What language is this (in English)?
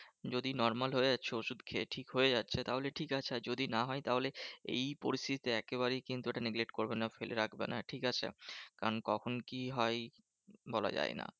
Bangla